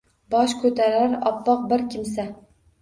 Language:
Uzbek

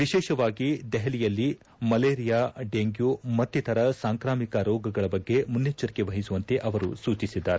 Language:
Kannada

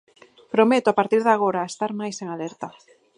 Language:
Galician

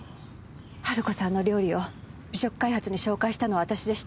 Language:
Japanese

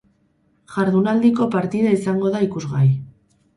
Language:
Basque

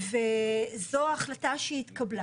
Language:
Hebrew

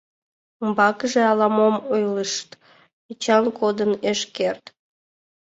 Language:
Mari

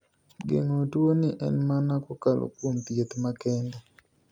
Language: Luo (Kenya and Tanzania)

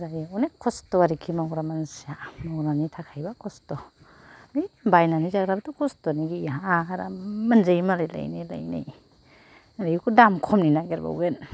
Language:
Bodo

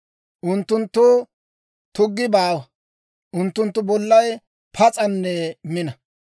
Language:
Dawro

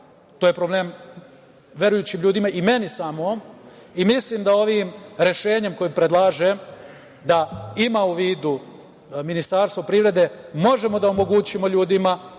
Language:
Serbian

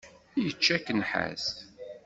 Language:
Kabyle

